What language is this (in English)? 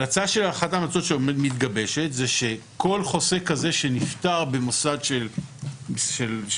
Hebrew